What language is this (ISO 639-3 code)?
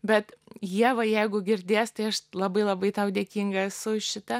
lit